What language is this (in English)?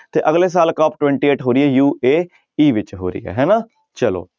Punjabi